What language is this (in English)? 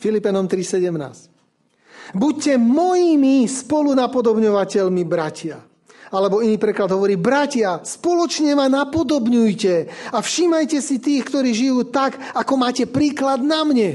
Slovak